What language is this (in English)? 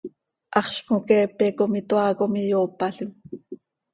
Seri